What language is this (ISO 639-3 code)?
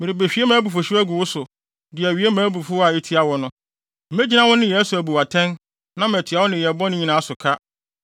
aka